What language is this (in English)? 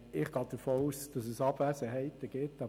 Swiss German